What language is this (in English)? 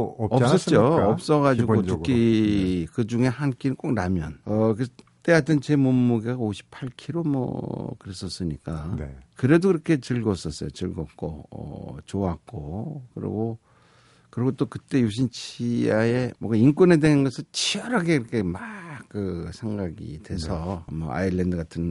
Korean